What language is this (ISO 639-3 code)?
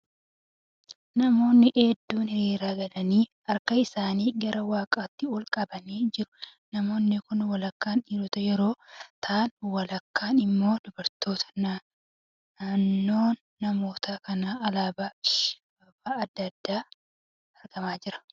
orm